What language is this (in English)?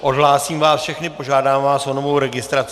Czech